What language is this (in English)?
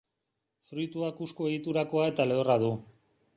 Basque